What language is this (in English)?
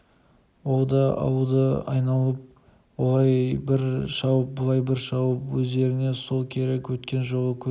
Kazakh